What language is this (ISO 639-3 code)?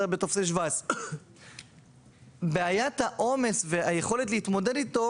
heb